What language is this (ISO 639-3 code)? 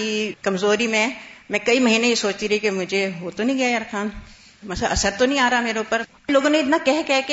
urd